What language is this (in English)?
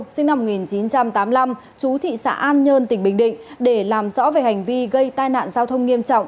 Vietnamese